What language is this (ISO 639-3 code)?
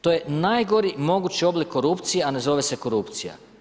hrv